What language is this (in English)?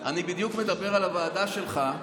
Hebrew